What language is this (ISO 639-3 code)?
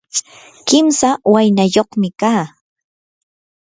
qur